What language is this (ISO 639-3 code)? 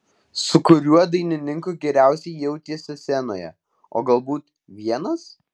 lit